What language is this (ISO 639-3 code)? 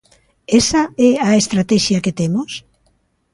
glg